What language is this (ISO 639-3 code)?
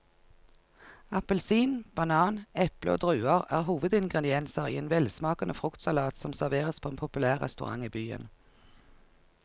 nor